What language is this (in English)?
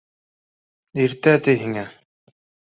Bashkir